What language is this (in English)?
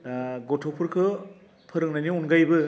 Bodo